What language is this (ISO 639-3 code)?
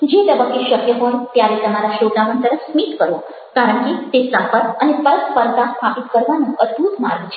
guj